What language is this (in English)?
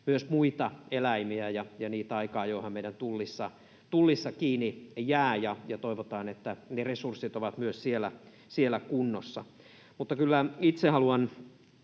Finnish